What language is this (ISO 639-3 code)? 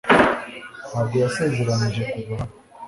kin